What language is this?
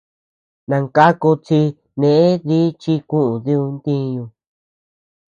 Tepeuxila Cuicatec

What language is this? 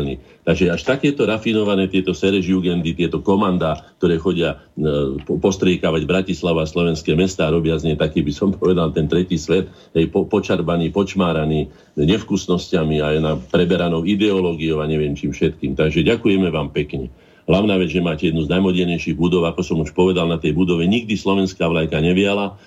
Slovak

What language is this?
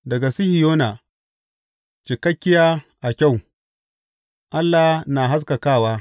Hausa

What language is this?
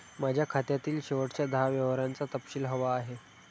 Marathi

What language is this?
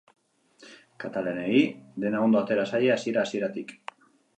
Basque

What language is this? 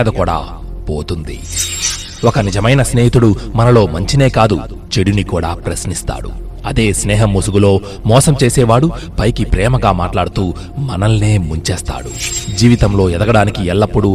Telugu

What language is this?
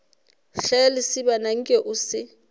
Northern Sotho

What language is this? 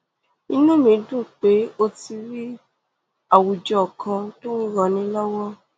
Yoruba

